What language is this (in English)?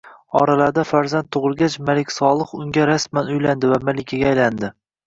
Uzbek